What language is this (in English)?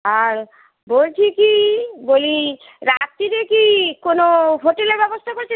Bangla